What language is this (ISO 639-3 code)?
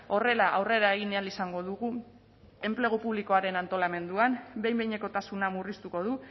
eus